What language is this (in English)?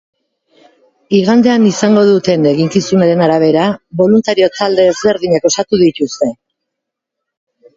Basque